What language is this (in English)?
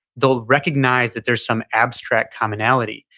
English